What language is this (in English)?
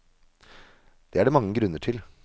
Norwegian